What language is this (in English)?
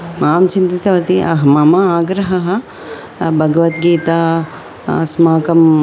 Sanskrit